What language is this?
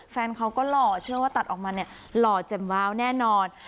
Thai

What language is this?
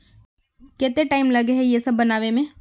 Magahi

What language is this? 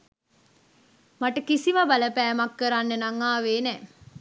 Sinhala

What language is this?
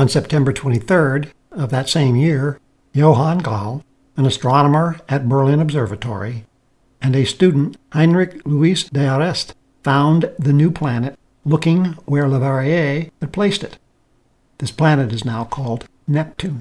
English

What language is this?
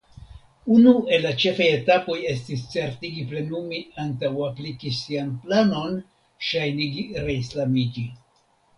Esperanto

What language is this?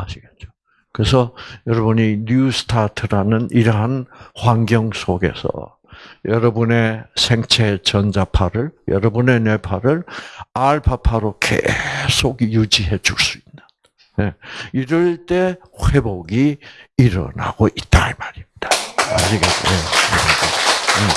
Korean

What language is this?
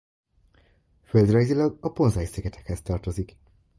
Hungarian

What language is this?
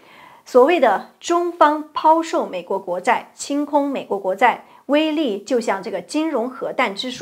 Chinese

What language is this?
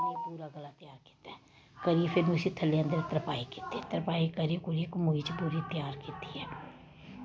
Dogri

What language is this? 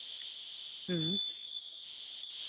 Santali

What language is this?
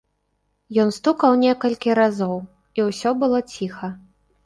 Belarusian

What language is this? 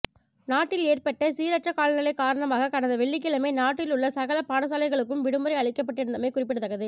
Tamil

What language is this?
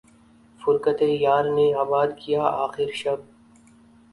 Urdu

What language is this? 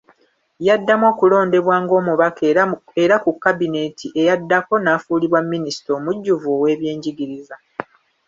Ganda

